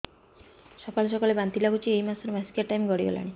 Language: Odia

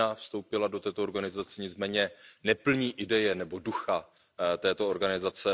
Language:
Czech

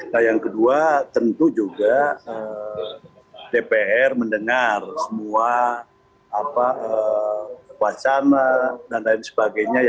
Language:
Indonesian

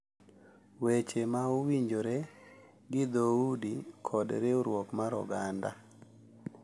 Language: Luo (Kenya and Tanzania)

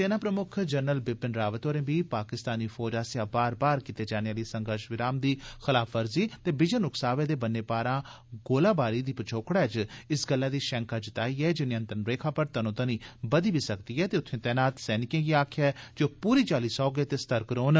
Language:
Dogri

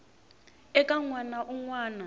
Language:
Tsonga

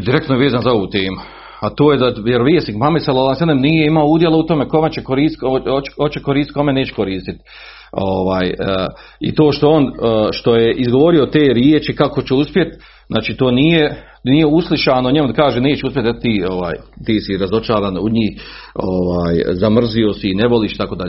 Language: Croatian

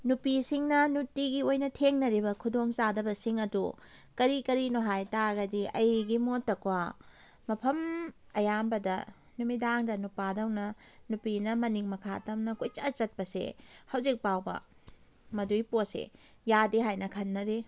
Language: Manipuri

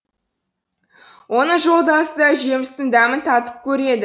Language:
Kazakh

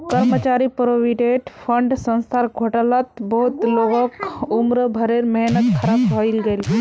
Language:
Magahi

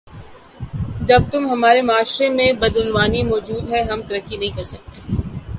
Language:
Urdu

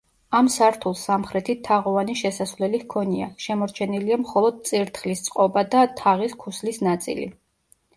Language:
Georgian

